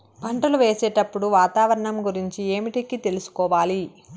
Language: Telugu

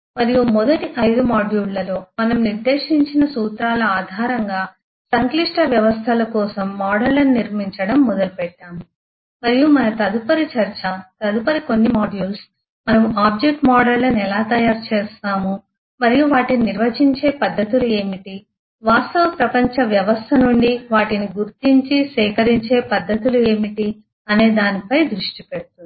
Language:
Telugu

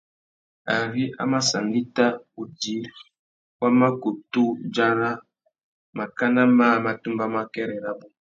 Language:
Tuki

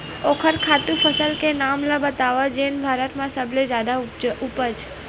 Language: Chhattisgarhi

